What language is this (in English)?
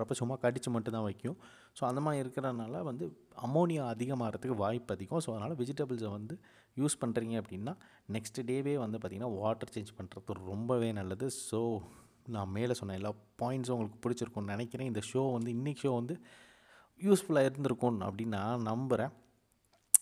Tamil